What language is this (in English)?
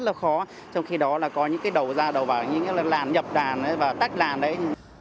Vietnamese